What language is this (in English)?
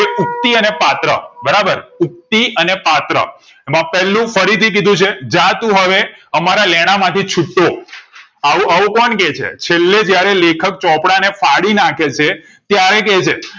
Gujarati